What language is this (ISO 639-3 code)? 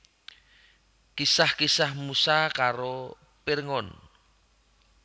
jav